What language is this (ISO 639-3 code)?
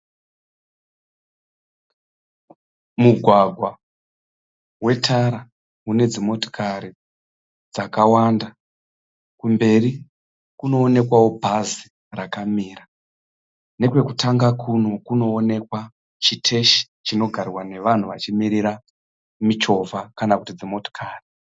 sna